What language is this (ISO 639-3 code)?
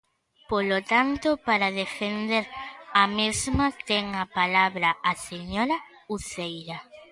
glg